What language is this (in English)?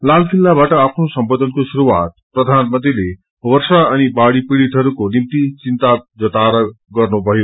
Nepali